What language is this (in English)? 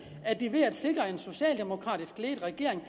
Danish